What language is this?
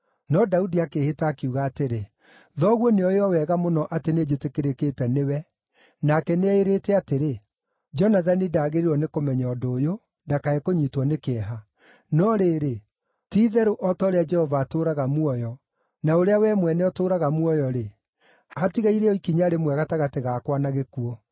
Kikuyu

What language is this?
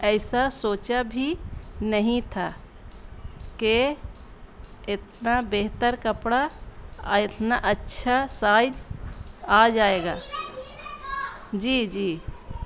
Urdu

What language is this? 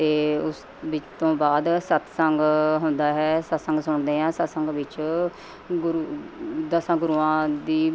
Punjabi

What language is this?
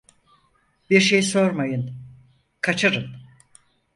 Turkish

